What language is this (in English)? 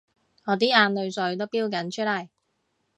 Cantonese